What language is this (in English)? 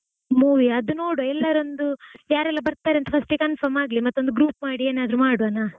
Kannada